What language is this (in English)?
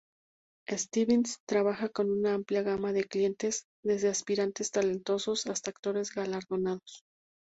Spanish